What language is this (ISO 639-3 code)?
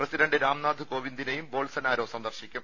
mal